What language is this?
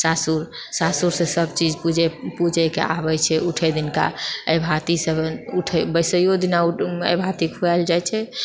Maithili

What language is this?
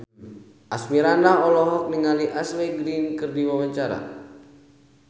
Sundanese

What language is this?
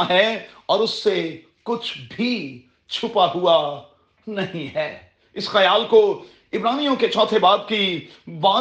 Urdu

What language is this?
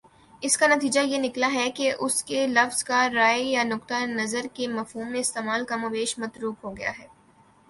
Urdu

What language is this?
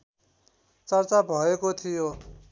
Nepali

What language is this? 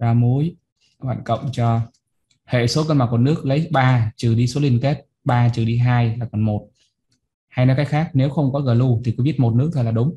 Vietnamese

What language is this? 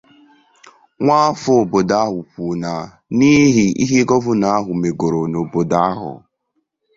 Igbo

